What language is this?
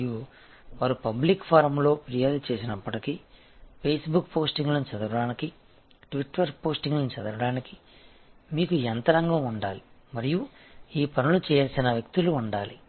Telugu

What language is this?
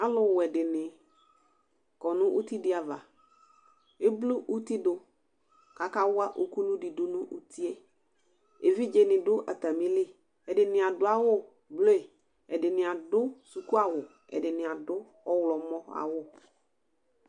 Ikposo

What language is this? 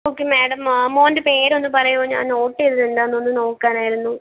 Malayalam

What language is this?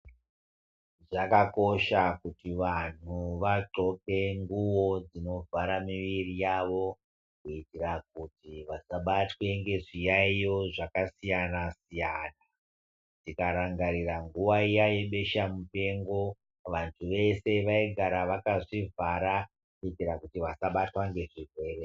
Ndau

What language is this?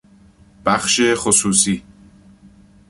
Persian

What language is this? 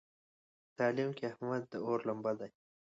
Pashto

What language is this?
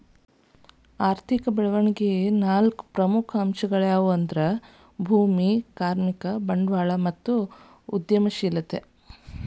Kannada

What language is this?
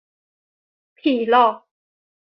Thai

